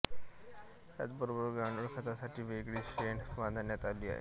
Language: Marathi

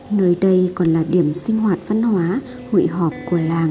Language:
Vietnamese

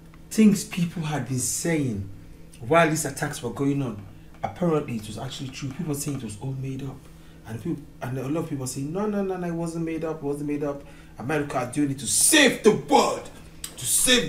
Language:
German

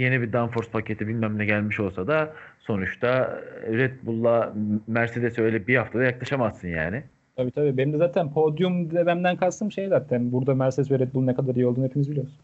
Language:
Turkish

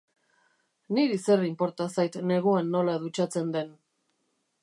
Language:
Basque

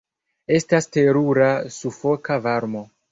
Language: Esperanto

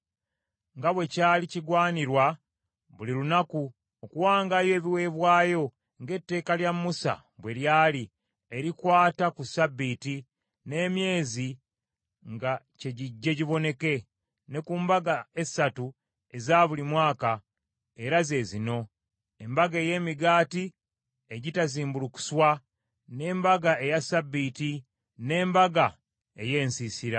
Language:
Ganda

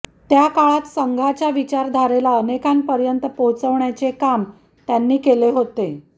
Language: Marathi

